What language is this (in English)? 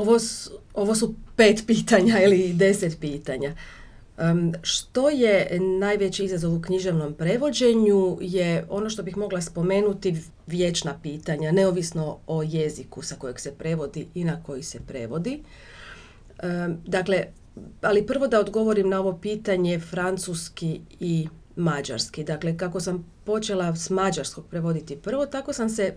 Croatian